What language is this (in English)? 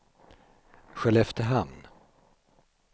Swedish